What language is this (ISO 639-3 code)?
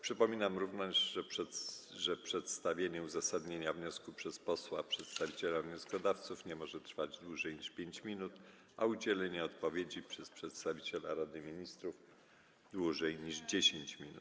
pol